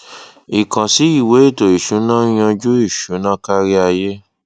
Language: Yoruba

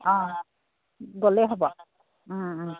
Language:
Assamese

